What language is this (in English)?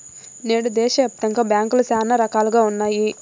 Telugu